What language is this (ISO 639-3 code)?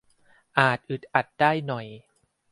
tha